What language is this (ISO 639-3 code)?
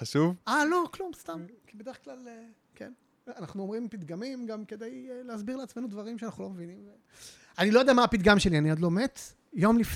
heb